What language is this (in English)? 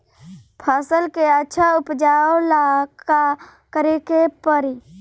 Bhojpuri